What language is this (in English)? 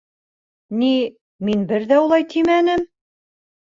Bashkir